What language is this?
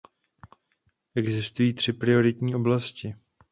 Czech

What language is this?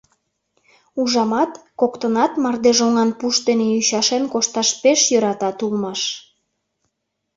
Mari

